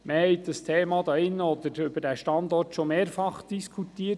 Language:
Swiss German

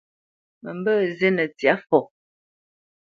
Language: Bamenyam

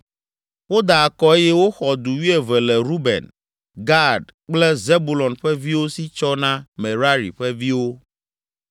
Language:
Ewe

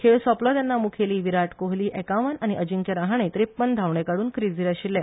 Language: Konkani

